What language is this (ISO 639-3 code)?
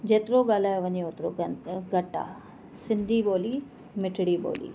snd